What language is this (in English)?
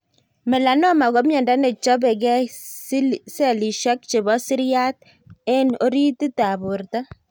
Kalenjin